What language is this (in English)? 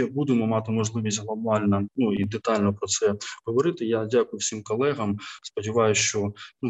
Ukrainian